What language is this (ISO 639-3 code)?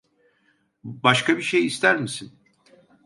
tur